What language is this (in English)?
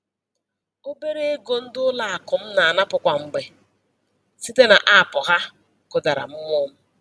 Igbo